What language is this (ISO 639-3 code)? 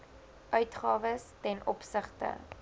afr